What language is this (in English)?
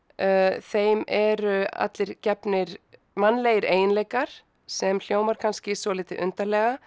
Icelandic